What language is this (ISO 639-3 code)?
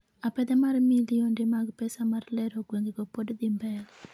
luo